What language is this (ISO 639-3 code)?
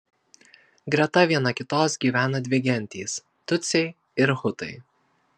lit